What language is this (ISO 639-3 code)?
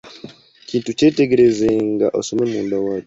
lug